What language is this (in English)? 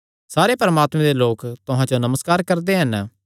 Kangri